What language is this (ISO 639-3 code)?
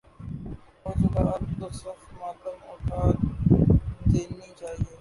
urd